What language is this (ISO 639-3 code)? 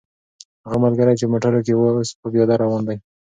pus